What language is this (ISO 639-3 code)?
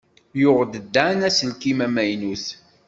kab